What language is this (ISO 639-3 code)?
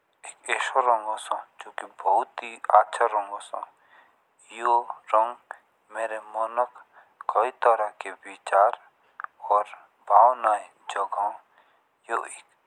jns